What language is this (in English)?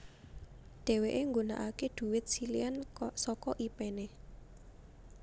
Javanese